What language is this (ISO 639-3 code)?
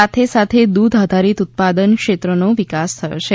guj